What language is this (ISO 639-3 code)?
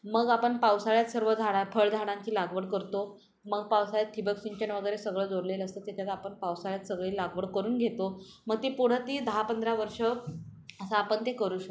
mar